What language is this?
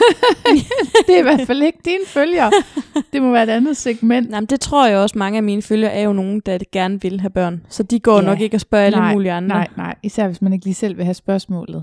Danish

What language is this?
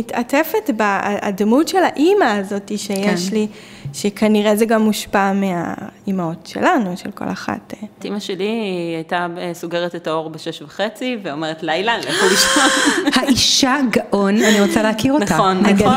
Hebrew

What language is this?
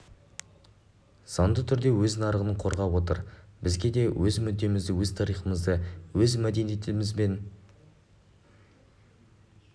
Kazakh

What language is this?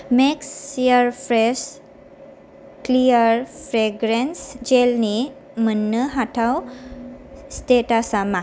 Bodo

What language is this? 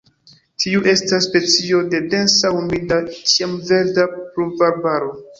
Esperanto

